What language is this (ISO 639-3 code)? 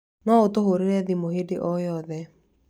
kik